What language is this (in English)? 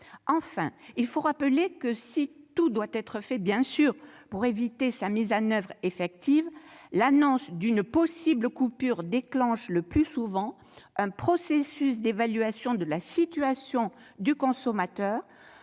French